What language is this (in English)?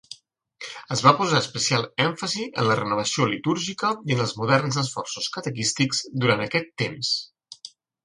Catalan